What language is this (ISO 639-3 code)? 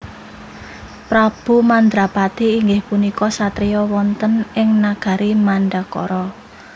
jav